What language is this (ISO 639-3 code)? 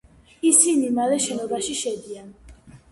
kat